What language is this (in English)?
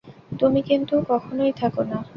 Bangla